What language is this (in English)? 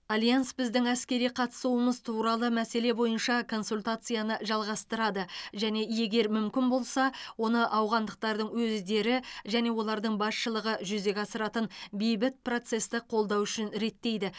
Kazakh